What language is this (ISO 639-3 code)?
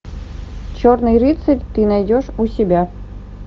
rus